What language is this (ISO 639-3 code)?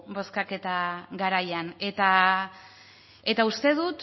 eus